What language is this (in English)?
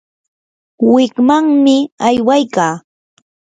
Yanahuanca Pasco Quechua